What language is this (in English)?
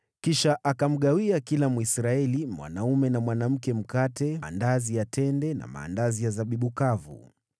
Swahili